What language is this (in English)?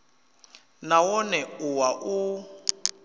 Venda